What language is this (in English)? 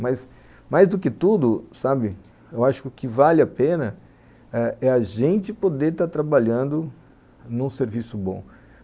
Portuguese